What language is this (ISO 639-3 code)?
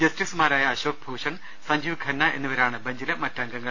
mal